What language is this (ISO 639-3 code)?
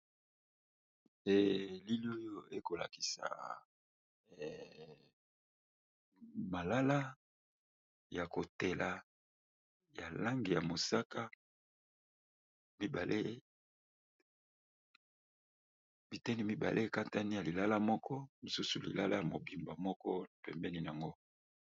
lin